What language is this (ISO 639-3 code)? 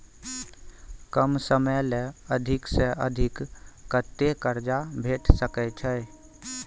mai